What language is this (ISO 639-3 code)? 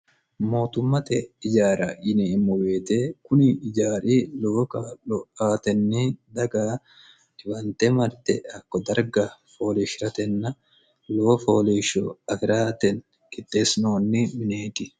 sid